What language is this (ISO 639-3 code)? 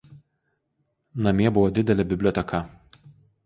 lit